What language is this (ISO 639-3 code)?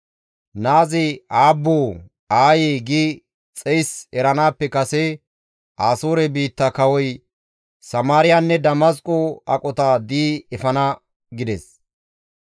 gmv